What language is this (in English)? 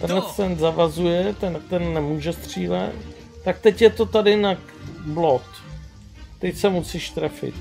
Czech